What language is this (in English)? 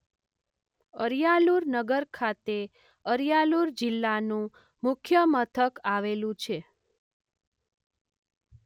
Gujarati